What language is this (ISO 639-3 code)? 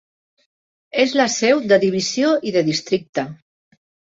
cat